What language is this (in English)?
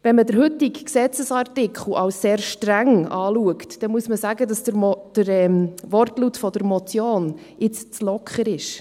Swiss German